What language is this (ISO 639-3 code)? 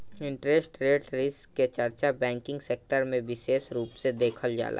bho